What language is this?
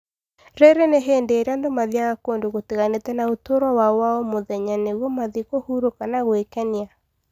Kikuyu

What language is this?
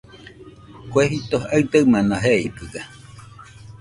Nüpode Huitoto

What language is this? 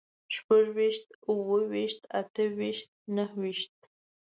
Pashto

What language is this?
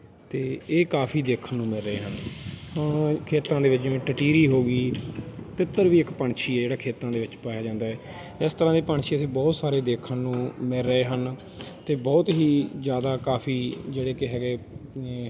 Punjabi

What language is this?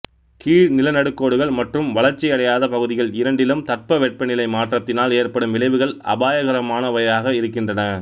Tamil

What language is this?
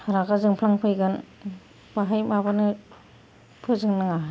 Bodo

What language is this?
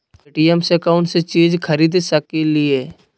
Magahi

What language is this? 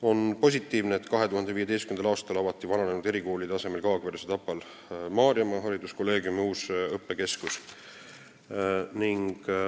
Estonian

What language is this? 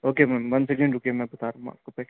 Urdu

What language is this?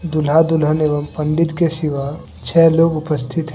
Hindi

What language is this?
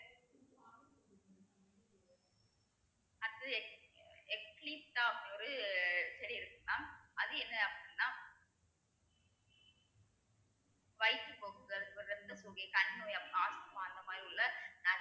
Tamil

